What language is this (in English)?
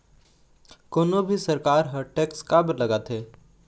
Chhattisgarhi